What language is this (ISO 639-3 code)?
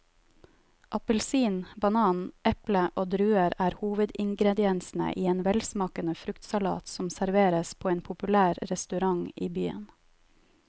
nor